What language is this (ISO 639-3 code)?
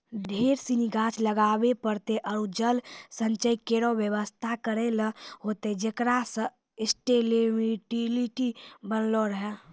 mai